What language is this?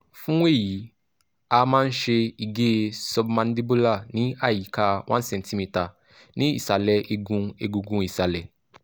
Yoruba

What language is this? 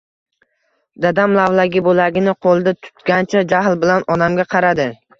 Uzbek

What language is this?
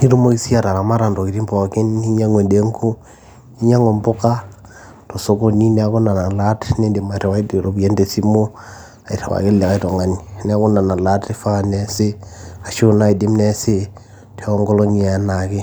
Masai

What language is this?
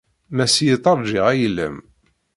Kabyle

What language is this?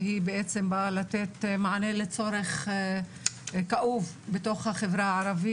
Hebrew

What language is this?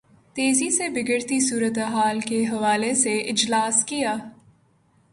Urdu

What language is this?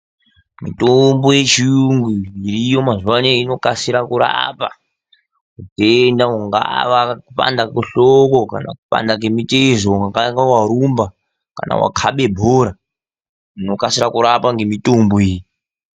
Ndau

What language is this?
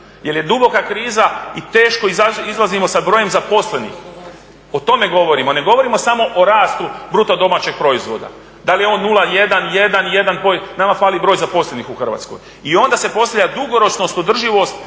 Croatian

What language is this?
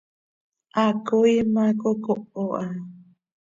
Seri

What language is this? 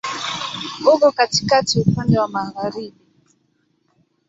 Swahili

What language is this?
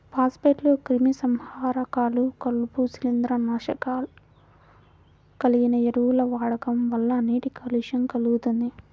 Telugu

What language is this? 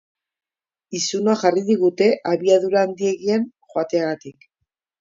Basque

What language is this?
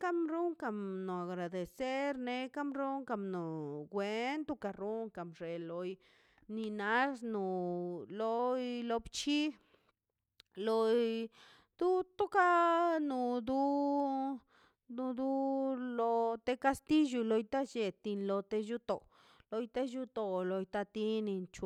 Mazaltepec Zapotec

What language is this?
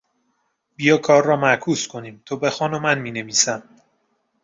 Persian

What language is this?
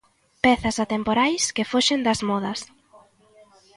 Galician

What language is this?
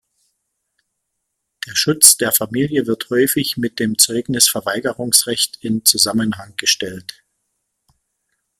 German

